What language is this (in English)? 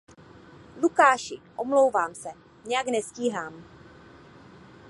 Czech